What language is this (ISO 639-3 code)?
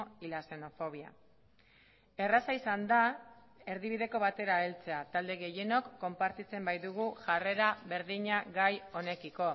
eus